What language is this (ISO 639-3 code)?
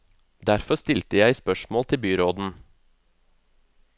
nor